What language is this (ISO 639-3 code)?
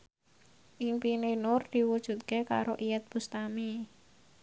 jav